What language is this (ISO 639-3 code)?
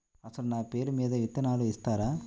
tel